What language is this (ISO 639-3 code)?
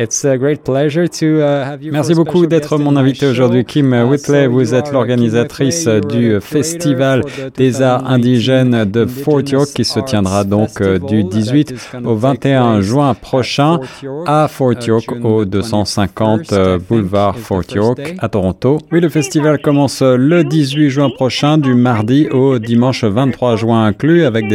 fra